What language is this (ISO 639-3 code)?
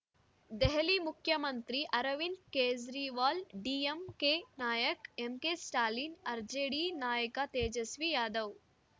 kan